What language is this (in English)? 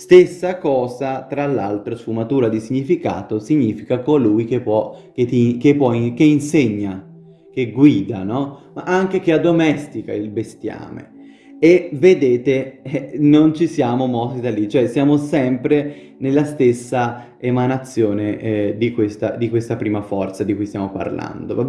Italian